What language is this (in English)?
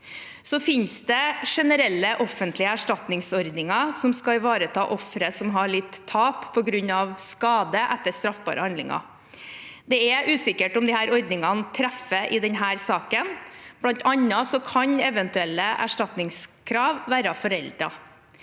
Norwegian